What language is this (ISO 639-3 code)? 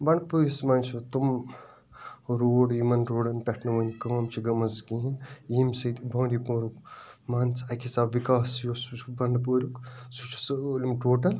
kas